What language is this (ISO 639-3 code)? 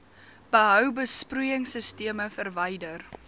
afr